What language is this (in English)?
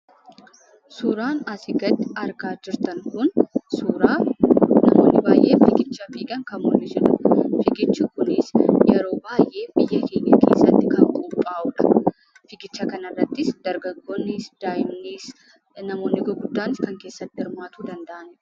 Oromo